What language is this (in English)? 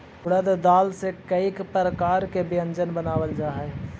Magahi